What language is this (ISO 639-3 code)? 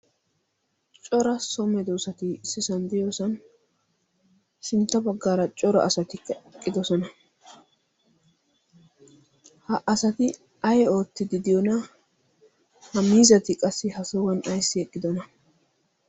wal